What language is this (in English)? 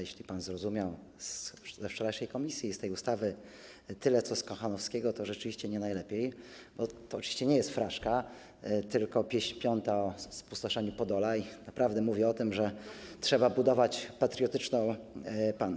Polish